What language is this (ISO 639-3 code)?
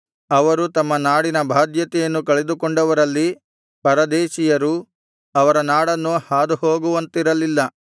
kan